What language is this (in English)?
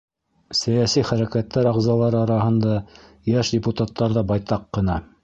Bashkir